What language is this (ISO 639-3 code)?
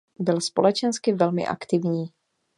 ces